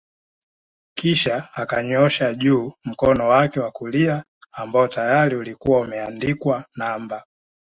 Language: Swahili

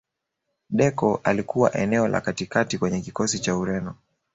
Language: Swahili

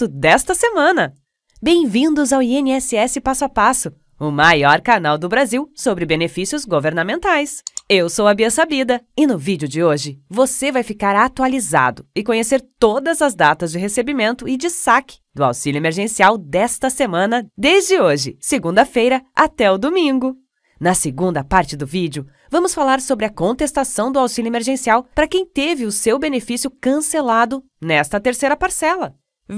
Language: Portuguese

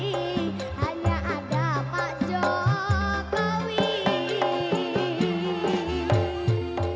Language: Indonesian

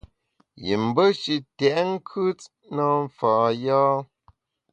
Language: Bamun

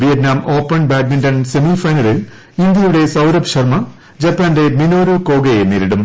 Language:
Malayalam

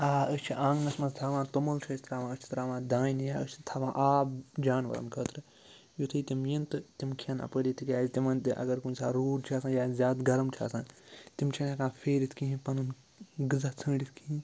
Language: Kashmiri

